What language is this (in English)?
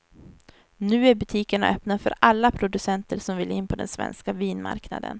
Swedish